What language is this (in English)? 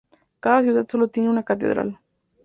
Spanish